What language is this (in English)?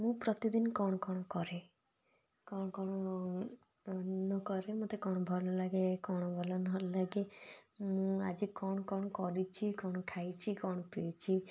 Odia